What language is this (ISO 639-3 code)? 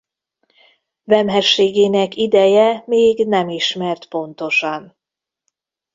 hun